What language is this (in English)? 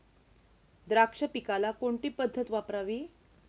Marathi